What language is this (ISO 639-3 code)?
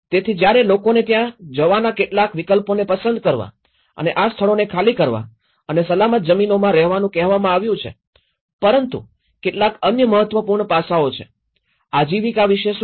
guj